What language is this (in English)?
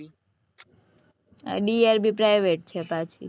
Gujarati